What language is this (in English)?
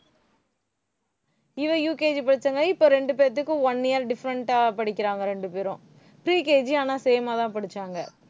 Tamil